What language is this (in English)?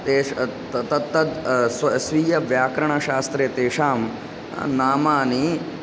Sanskrit